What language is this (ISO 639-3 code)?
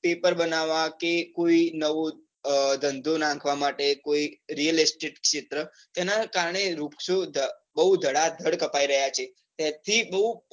guj